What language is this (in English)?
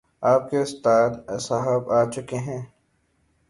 Urdu